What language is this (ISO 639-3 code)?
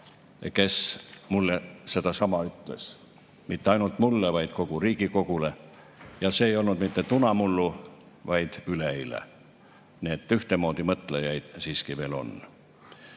est